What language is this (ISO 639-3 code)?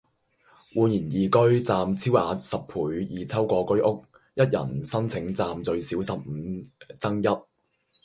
yue